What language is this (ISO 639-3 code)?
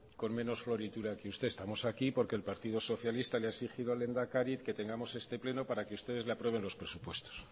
spa